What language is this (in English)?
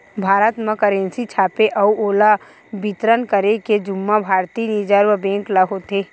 Chhattisgarhi